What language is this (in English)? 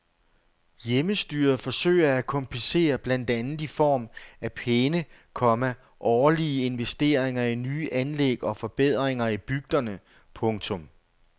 Danish